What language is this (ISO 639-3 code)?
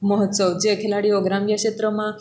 guj